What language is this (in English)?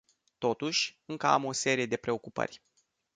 Romanian